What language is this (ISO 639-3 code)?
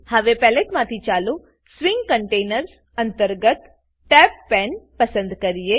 guj